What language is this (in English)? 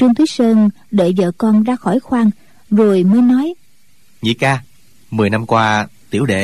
Vietnamese